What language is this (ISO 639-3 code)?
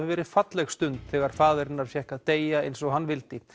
isl